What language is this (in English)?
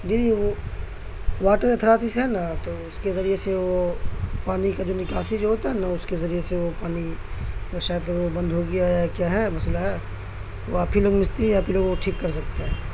Urdu